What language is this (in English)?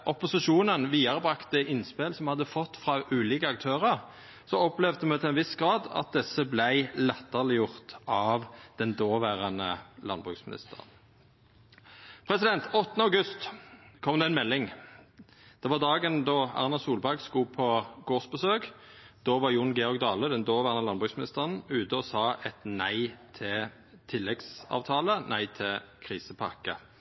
Norwegian Nynorsk